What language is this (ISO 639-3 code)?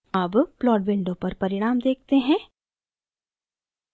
hin